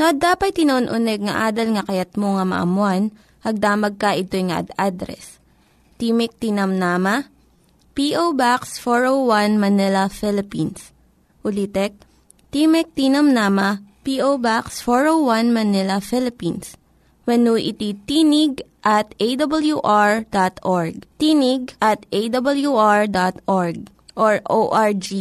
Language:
Filipino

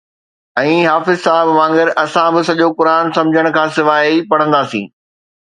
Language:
Sindhi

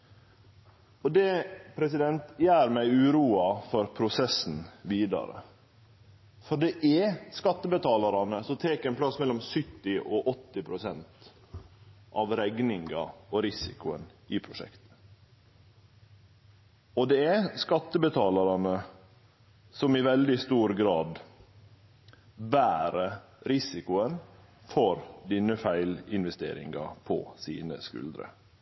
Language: Norwegian Nynorsk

